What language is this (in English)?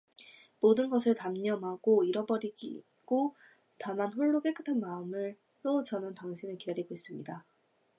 Korean